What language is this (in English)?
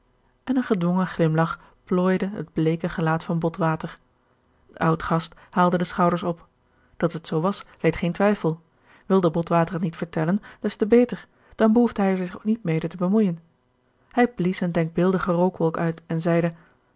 Dutch